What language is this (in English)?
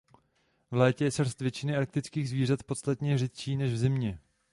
Czech